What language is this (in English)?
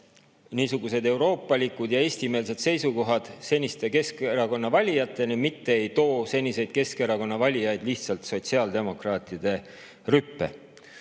Estonian